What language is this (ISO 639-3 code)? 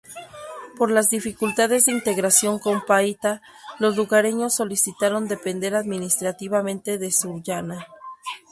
spa